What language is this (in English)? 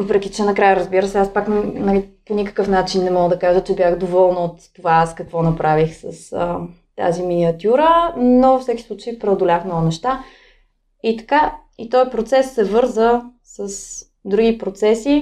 Bulgarian